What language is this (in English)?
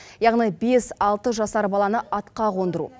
Kazakh